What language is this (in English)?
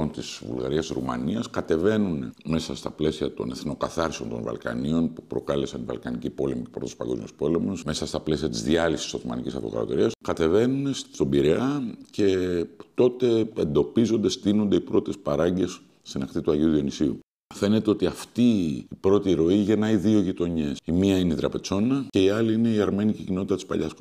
Greek